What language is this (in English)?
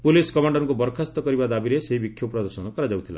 Odia